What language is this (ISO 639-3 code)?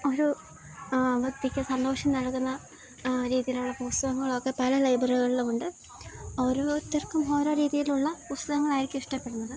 mal